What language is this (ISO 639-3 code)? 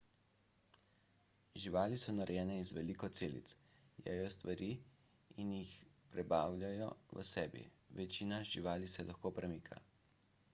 slv